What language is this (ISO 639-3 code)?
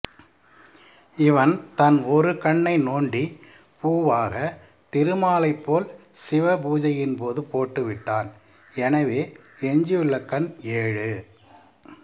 tam